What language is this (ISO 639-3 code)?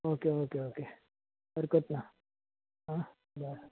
kok